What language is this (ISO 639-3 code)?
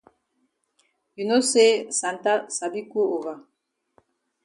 wes